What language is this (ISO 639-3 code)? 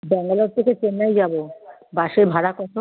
ben